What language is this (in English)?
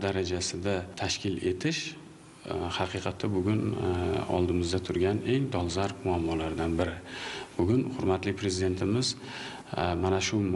Turkish